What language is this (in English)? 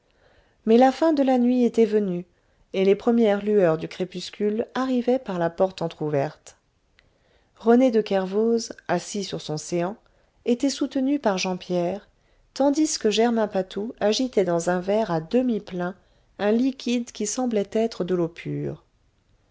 French